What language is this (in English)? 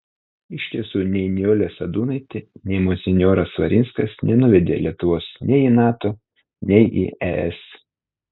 Lithuanian